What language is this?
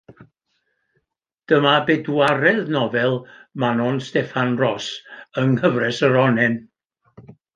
Welsh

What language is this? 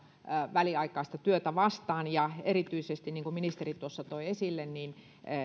Finnish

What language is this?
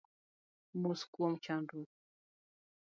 Luo (Kenya and Tanzania)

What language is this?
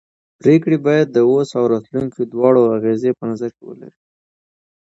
Pashto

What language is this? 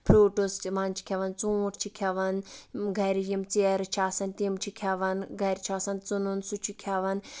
Kashmiri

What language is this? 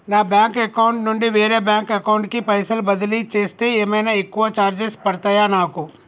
Telugu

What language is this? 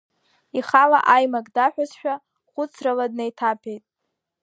Abkhazian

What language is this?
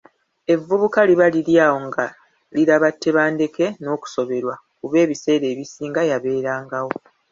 Ganda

